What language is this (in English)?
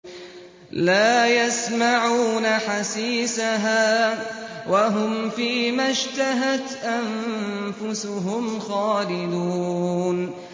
Arabic